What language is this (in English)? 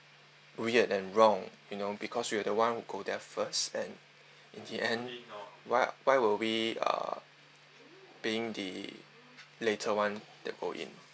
English